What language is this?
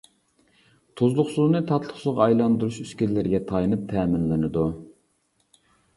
Uyghur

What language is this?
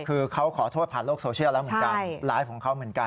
Thai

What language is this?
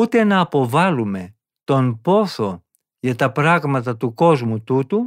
Greek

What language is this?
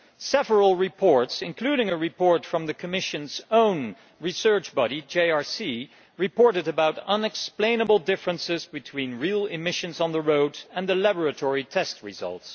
English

